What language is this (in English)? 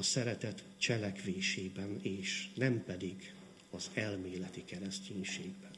Hungarian